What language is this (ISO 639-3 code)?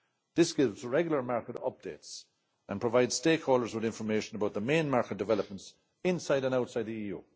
eng